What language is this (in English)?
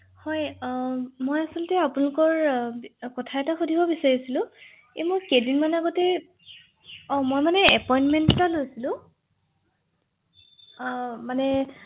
Assamese